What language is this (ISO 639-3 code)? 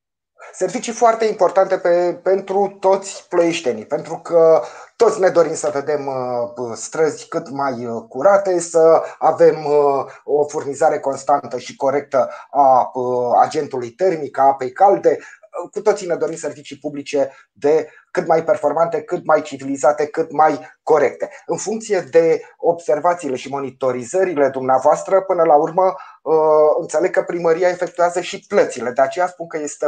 ron